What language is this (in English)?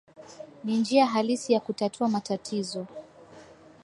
Swahili